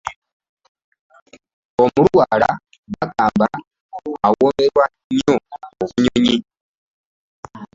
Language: Ganda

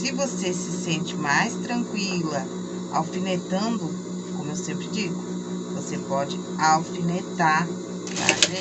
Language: Portuguese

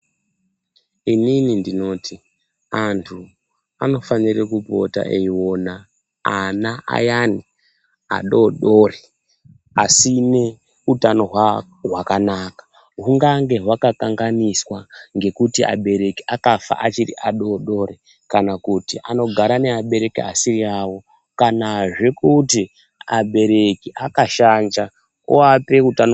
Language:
Ndau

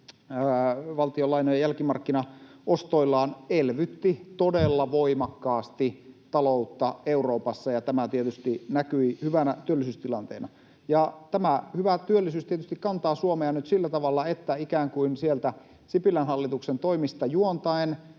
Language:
Finnish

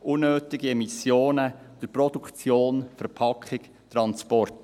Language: Swiss German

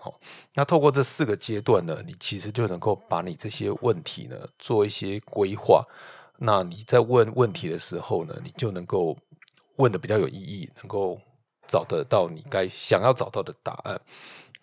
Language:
Chinese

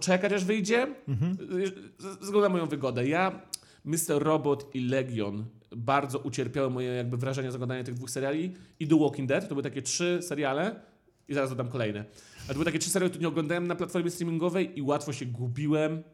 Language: Polish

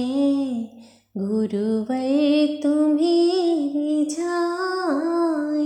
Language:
Hindi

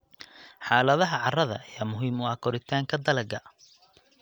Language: Somali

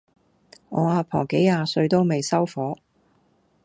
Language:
Cantonese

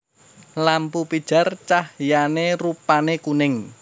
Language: Javanese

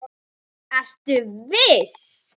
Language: Icelandic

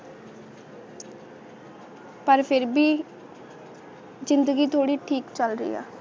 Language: Punjabi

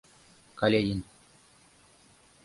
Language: Mari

